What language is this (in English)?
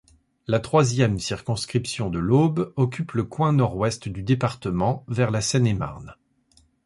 French